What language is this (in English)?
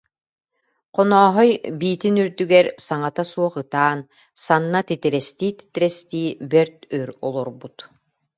Yakut